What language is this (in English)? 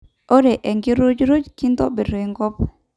Masai